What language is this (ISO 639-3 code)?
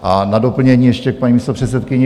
ces